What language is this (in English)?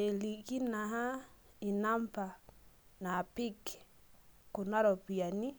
Masai